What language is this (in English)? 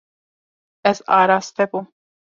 Kurdish